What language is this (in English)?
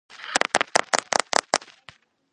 Georgian